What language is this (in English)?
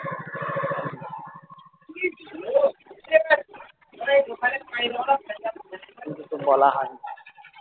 Bangla